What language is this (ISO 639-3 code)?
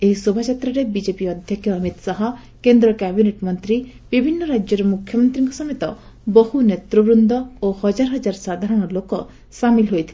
ori